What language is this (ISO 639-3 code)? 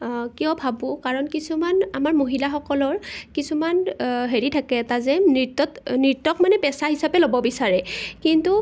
asm